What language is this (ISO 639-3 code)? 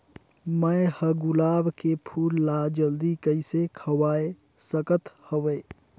hne